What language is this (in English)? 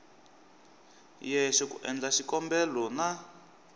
Tsonga